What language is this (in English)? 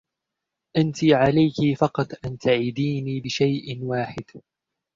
Arabic